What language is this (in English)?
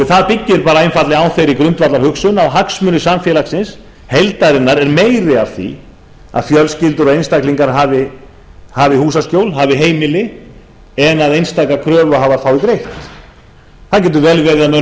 Icelandic